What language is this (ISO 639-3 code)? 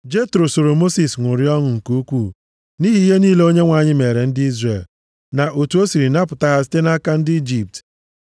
ibo